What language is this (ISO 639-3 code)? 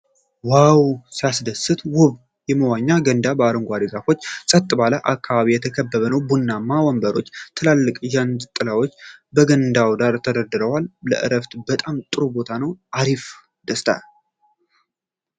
amh